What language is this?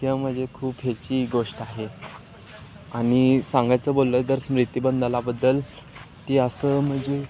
Marathi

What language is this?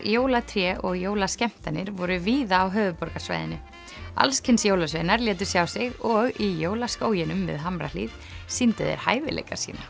Icelandic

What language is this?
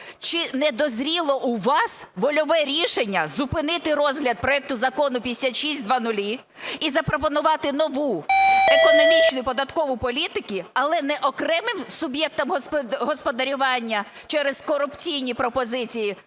Ukrainian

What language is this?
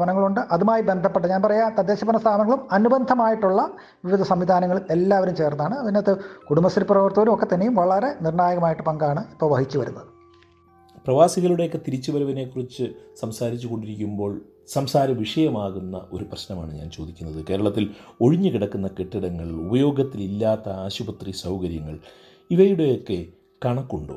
Malayalam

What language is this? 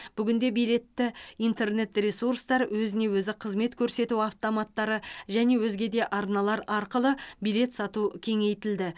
Kazakh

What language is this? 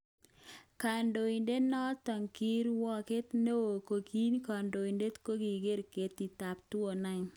Kalenjin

